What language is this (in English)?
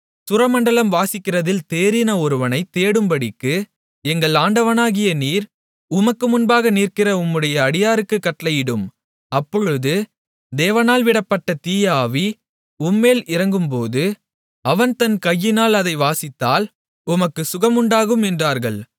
Tamil